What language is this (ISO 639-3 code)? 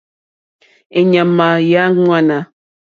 bri